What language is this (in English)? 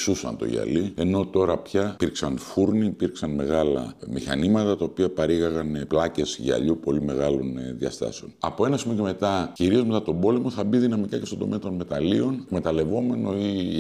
Greek